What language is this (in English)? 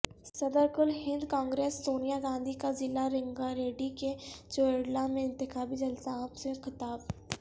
Urdu